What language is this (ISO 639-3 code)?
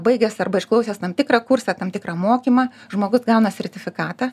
lit